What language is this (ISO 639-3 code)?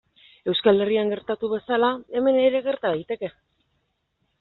eus